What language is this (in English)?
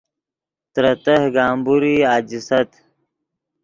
Yidgha